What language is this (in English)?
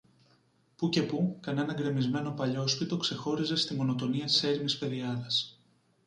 Greek